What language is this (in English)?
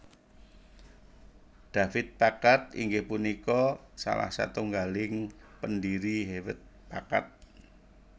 Javanese